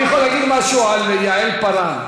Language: Hebrew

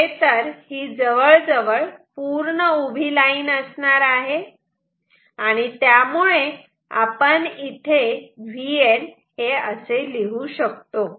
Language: Marathi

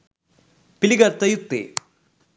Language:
Sinhala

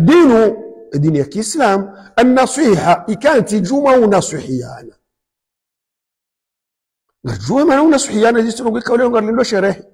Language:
Arabic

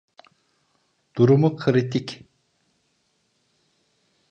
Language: Turkish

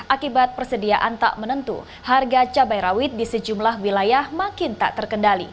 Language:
Indonesian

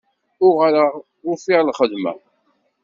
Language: Kabyle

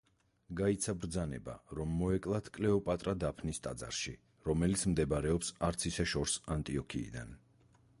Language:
Georgian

